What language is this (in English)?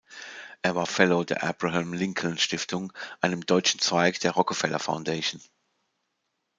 German